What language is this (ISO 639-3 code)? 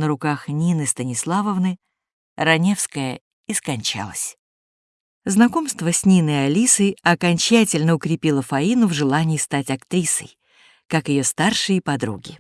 rus